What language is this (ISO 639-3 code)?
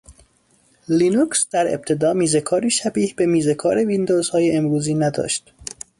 fas